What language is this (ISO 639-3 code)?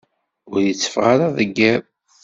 kab